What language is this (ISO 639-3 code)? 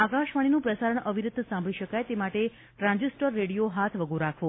guj